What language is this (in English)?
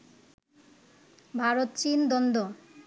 Bangla